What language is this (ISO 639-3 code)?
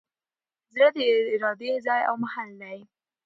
pus